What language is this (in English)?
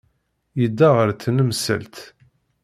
Kabyle